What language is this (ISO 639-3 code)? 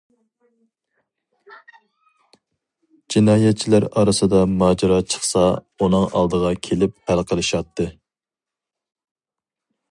uig